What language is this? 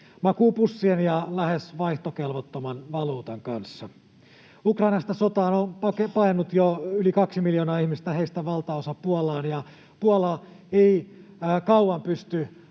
Finnish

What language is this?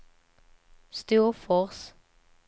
Swedish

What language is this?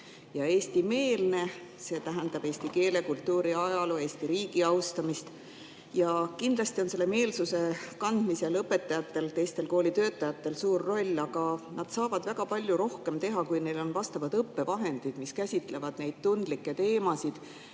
Estonian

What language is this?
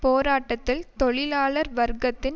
Tamil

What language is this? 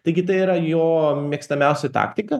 Lithuanian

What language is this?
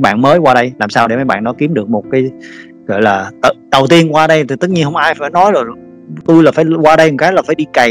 Vietnamese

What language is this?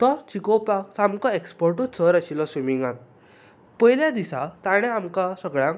Konkani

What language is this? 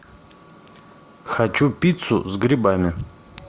Russian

